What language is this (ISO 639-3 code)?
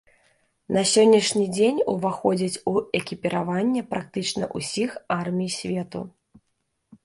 bel